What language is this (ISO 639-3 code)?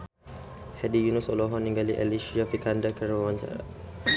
sun